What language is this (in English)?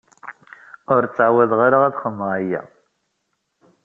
Kabyle